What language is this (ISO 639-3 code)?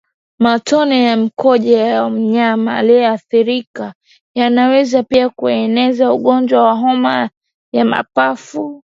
swa